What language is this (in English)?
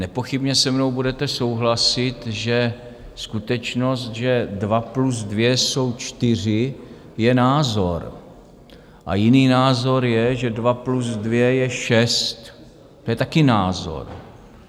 Czech